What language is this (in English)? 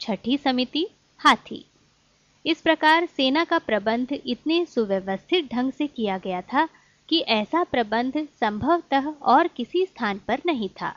Hindi